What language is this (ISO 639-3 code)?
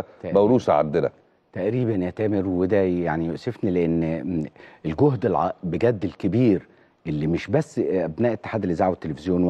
ara